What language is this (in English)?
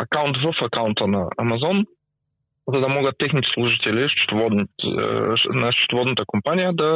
Bulgarian